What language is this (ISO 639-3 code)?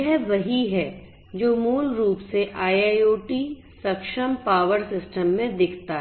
hin